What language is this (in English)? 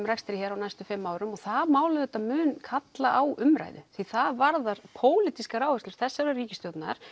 Icelandic